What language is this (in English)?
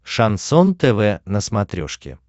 Russian